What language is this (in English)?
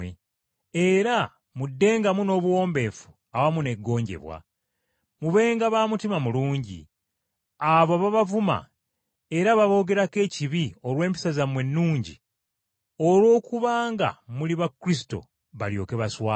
Ganda